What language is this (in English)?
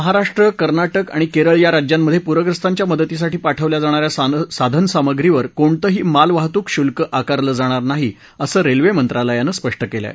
Marathi